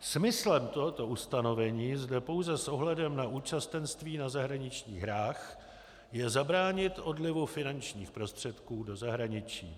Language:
Czech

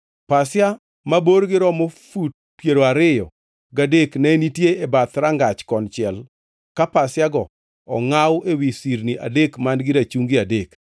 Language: Luo (Kenya and Tanzania)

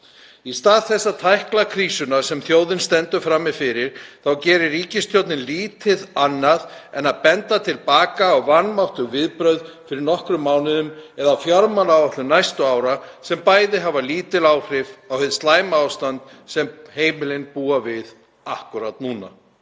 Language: Icelandic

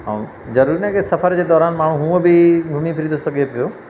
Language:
Sindhi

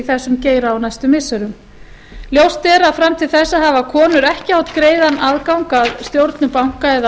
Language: Icelandic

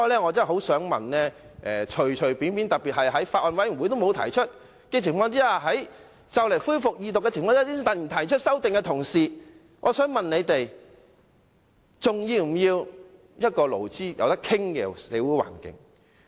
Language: Cantonese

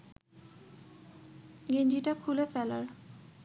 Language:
Bangla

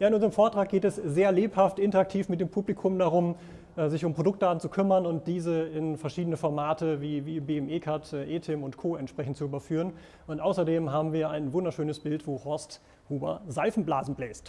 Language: German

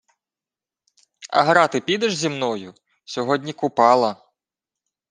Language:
Ukrainian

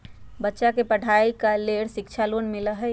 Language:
Magahi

